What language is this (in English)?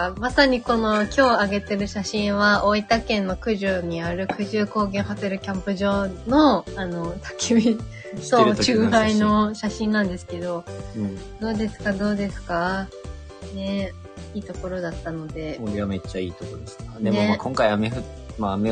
Japanese